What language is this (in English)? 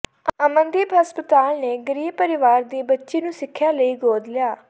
Punjabi